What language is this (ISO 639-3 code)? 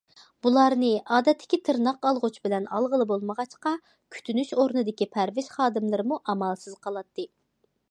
uig